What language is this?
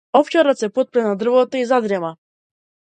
Macedonian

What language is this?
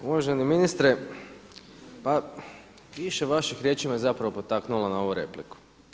Croatian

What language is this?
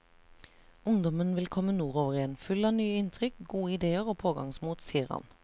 Norwegian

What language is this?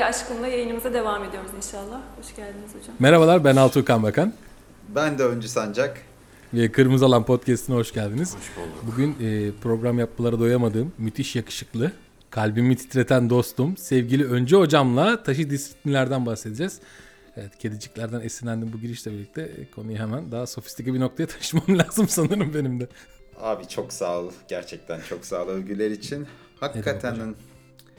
Turkish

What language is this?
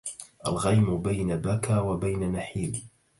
Arabic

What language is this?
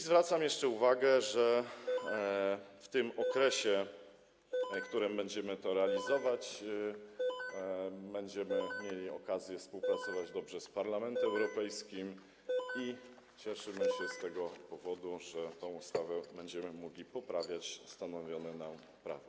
Polish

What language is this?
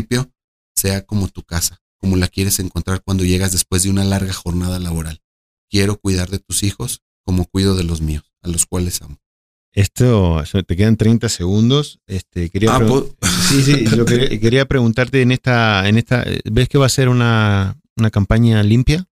Spanish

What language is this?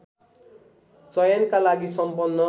Nepali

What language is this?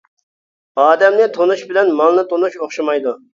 Uyghur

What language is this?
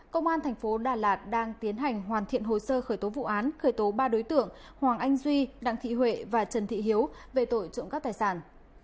Vietnamese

